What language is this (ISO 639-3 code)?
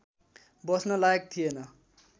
nep